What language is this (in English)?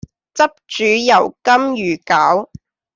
Cantonese